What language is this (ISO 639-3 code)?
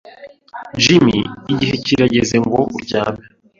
kin